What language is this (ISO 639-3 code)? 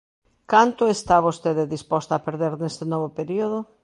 glg